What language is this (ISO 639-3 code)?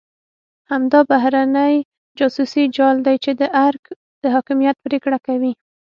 pus